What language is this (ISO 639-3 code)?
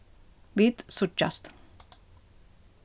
fao